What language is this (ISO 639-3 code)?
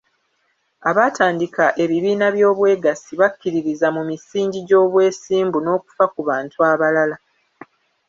lug